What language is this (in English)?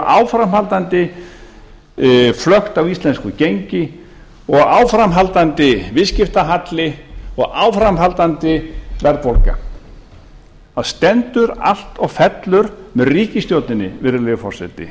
Icelandic